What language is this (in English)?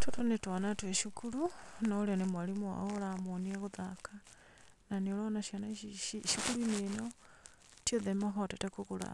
Kikuyu